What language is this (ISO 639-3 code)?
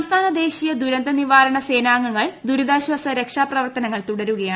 mal